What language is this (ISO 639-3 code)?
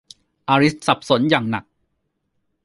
tha